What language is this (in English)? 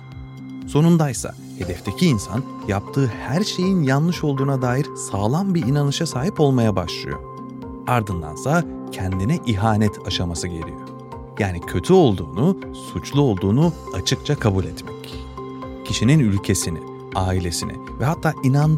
Turkish